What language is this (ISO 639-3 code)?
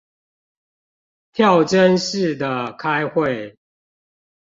zho